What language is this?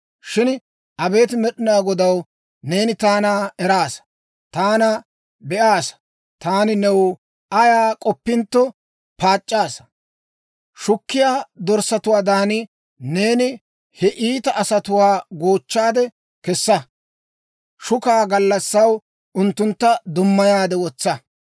Dawro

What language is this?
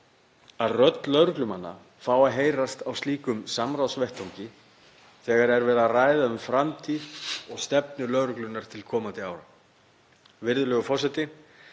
Icelandic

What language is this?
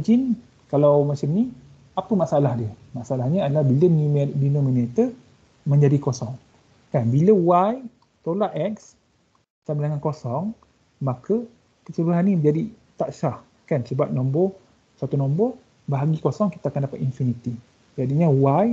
Malay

